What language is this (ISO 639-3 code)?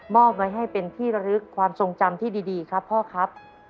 tha